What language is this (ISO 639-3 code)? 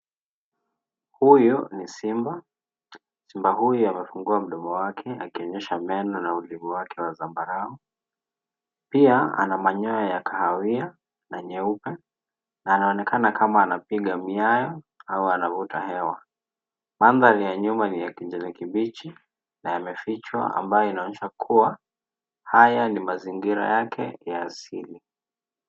swa